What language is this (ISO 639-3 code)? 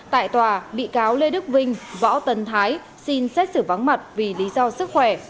vie